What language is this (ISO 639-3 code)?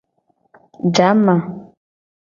gej